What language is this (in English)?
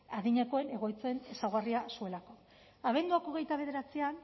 Basque